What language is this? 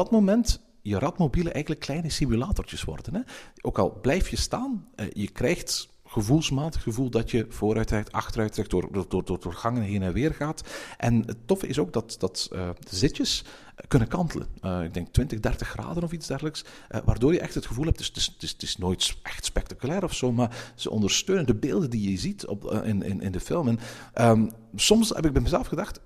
Dutch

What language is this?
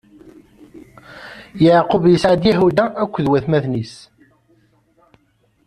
Kabyle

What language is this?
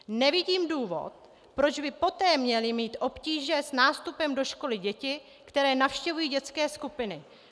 Czech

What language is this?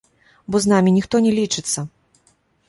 Belarusian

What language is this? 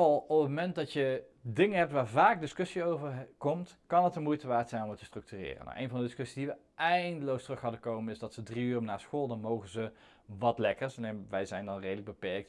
Dutch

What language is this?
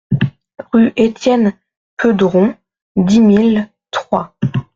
French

